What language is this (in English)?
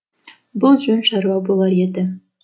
Kazakh